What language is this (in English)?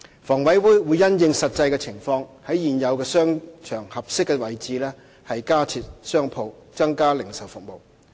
Cantonese